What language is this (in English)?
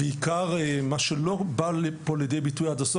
Hebrew